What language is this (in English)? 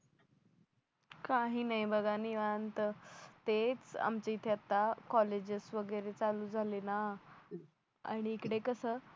Marathi